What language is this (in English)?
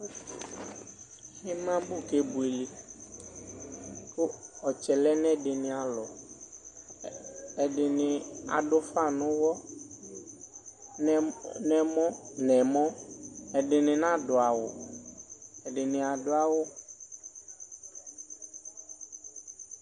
Ikposo